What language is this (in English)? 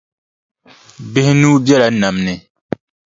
Dagbani